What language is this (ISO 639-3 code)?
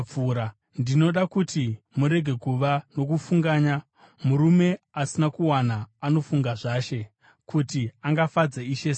sna